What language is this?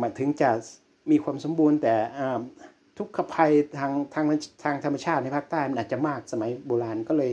Thai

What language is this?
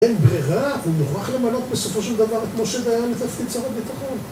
Hebrew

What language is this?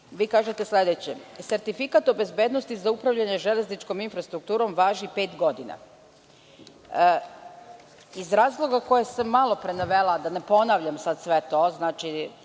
Serbian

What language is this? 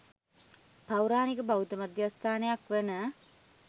Sinhala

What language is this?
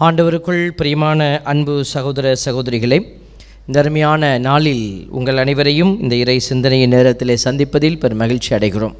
Tamil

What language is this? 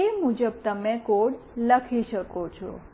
Gujarati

